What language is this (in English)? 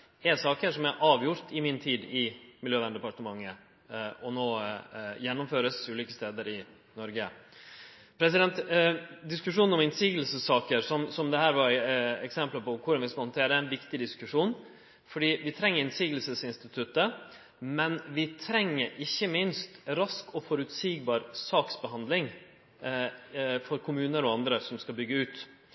Norwegian Nynorsk